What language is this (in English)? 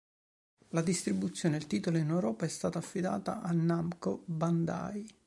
Italian